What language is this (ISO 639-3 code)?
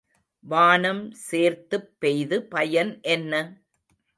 tam